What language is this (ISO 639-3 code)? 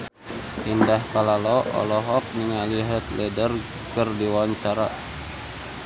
sun